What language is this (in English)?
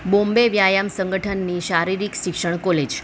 Gujarati